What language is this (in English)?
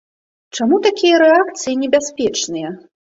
Belarusian